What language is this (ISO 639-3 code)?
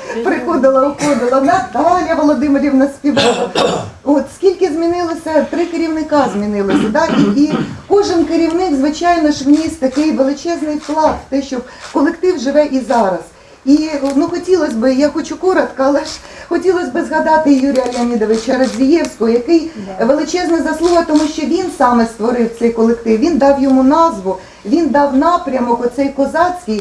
ukr